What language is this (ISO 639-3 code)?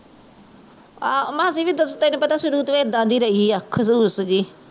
pan